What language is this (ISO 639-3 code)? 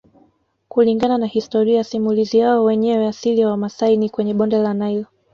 swa